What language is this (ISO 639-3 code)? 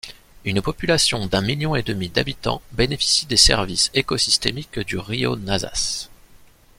fra